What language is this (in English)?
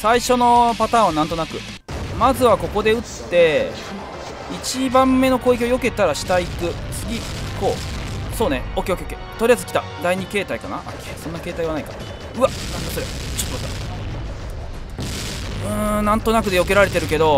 Japanese